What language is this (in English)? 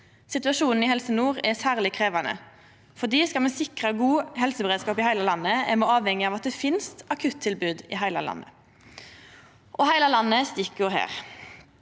Norwegian